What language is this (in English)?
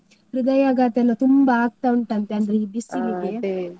Kannada